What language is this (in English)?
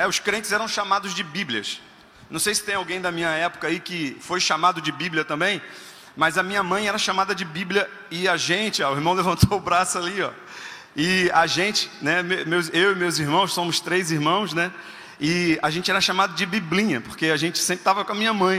Portuguese